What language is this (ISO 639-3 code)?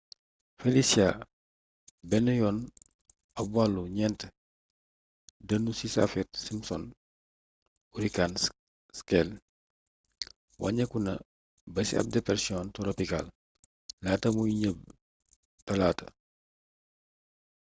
wol